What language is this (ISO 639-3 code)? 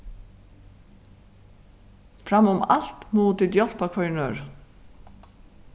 fao